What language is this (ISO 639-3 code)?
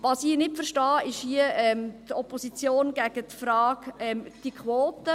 gsw